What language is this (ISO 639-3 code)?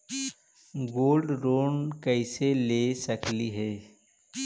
mag